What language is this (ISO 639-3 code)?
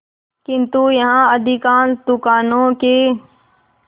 hin